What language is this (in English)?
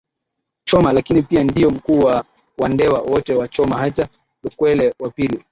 Swahili